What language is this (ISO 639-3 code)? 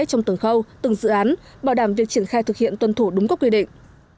vie